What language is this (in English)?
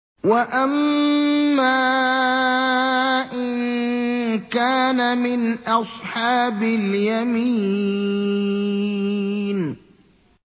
Arabic